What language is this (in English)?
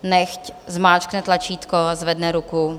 Czech